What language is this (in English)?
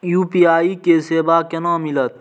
Maithili